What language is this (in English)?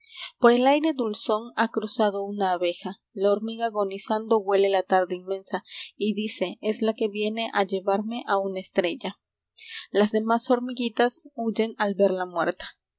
Spanish